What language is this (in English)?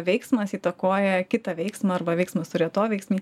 Lithuanian